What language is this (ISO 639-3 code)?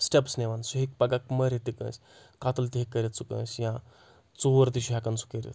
kas